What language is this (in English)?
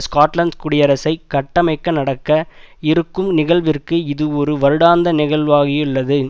Tamil